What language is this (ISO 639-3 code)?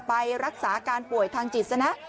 tha